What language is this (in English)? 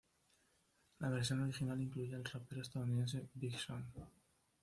Spanish